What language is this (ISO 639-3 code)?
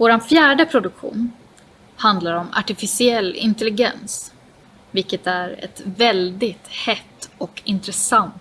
swe